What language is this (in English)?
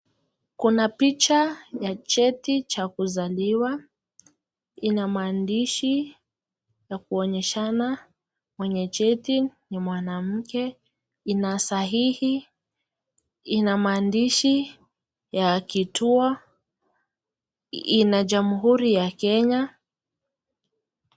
Swahili